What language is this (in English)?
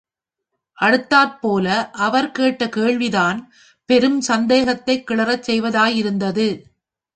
Tamil